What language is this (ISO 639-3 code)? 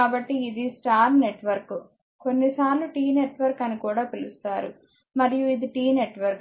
tel